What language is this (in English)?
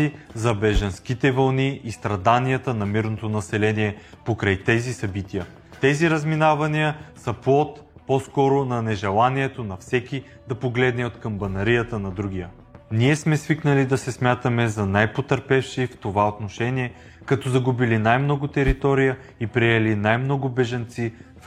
Bulgarian